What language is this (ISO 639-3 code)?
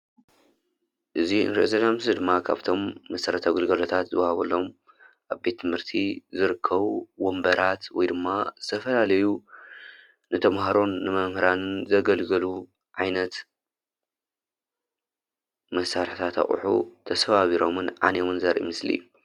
tir